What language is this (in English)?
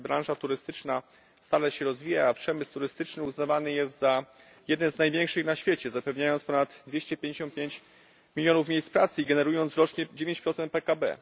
Polish